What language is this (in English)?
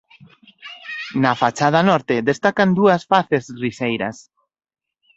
Galician